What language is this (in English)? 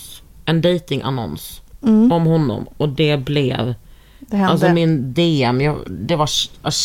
Swedish